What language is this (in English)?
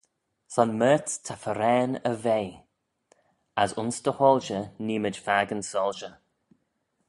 Manx